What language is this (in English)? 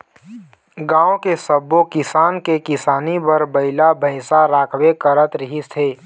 Chhattisgarhi